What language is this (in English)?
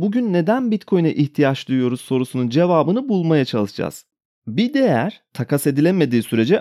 Turkish